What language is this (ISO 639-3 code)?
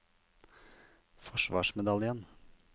nor